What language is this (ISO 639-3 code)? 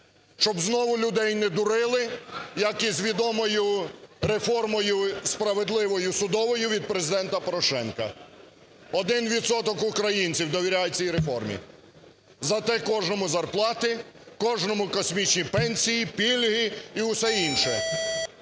ukr